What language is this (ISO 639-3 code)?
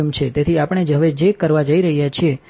guj